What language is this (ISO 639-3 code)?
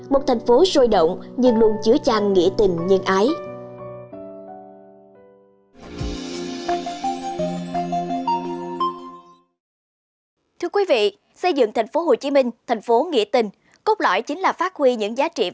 vie